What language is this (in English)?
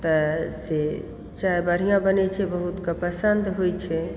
Maithili